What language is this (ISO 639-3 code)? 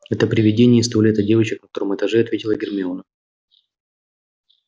rus